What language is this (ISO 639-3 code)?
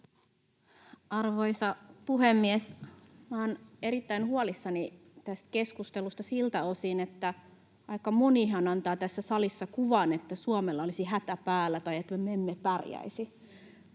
fin